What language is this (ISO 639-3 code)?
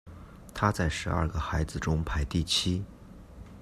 zho